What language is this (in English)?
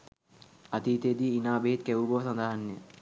Sinhala